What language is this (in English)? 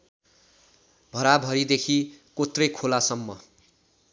Nepali